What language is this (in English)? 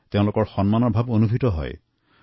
Assamese